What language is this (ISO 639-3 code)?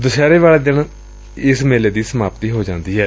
pan